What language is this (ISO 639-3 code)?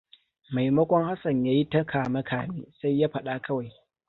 hau